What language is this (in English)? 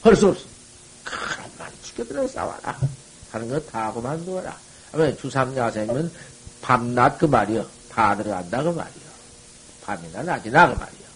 Korean